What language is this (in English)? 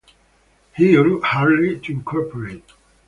English